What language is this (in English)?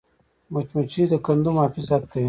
Pashto